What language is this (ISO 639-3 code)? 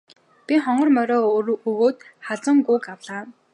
mon